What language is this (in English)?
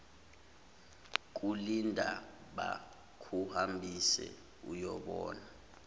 Zulu